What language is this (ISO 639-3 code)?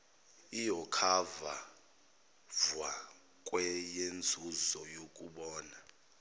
zul